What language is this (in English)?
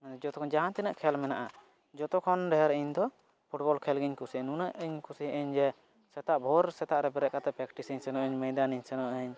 Santali